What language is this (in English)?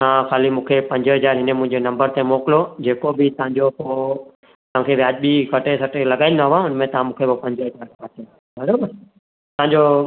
Sindhi